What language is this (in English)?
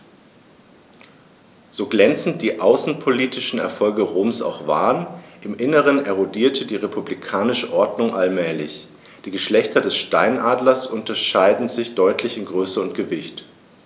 German